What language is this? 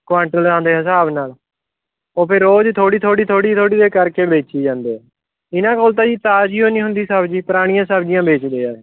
Punjabi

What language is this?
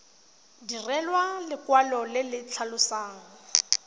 Tswana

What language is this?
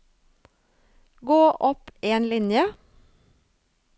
Norwegian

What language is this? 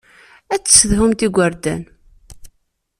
Kabyle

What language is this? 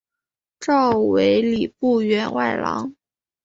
Chinese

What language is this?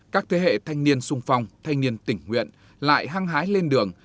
Vietnamese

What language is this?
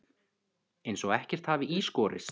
Icelandic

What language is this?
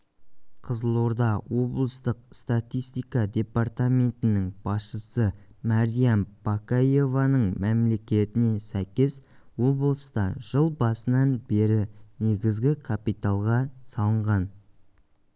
Kazakh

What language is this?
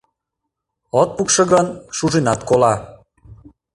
Mari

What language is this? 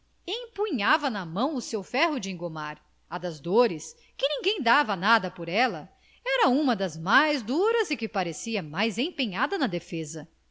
Portuguese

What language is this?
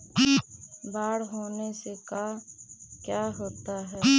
Magahi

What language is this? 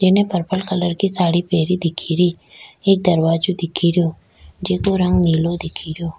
Rajasthani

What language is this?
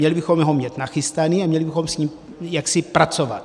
Czech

